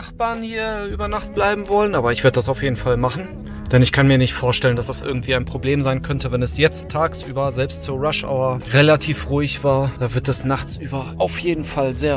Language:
German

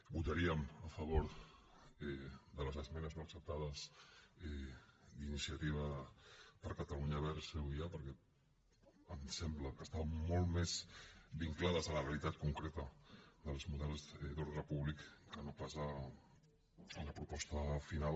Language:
Catalan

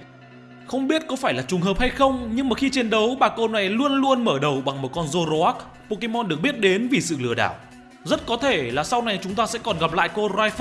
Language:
Vietnamese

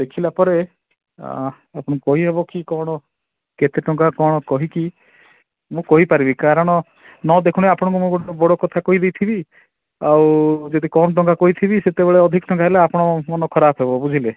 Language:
Odia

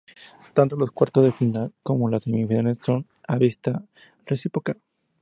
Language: Spanish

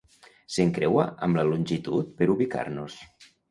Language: Catalan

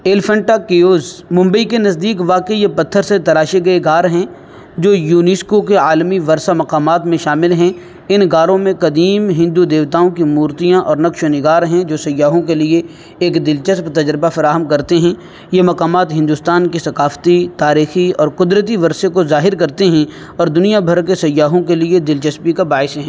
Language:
Urdu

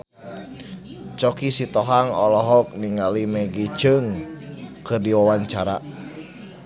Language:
Sundanese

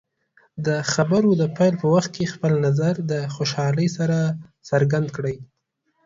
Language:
Pashto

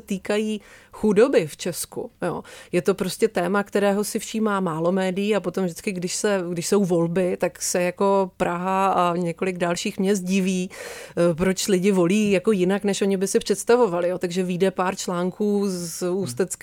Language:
Czech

